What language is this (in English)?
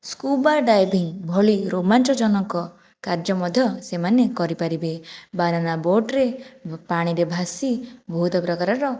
Odia